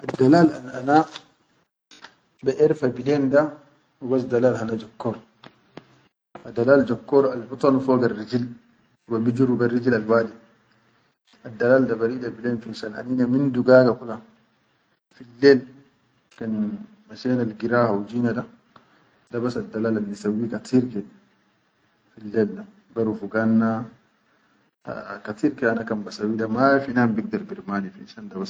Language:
Chadian Arabic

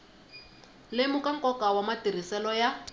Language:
Tsonga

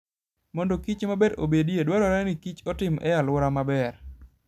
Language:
Luo (Kenya and Tanzania)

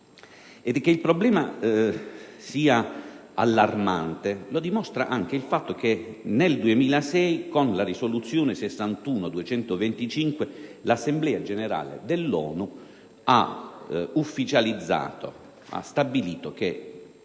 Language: Italian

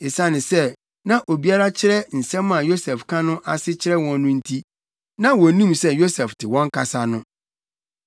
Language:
Akan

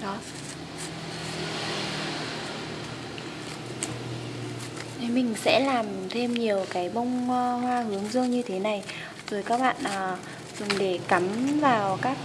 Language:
Vietnamese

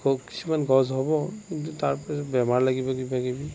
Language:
Assamese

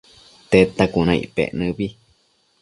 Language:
Matsés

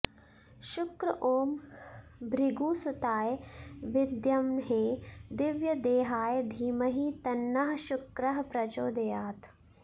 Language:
Sanskrit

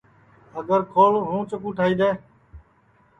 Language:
Sansi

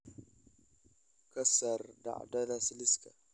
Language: Somali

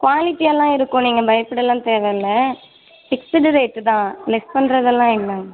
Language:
Tamil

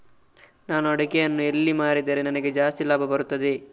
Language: Kannada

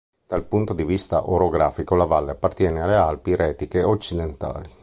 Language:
Italian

